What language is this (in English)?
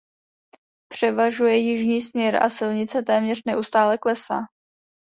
Czech